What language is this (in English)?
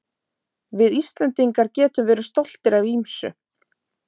Icelandic